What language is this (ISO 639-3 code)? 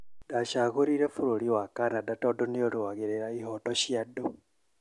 kik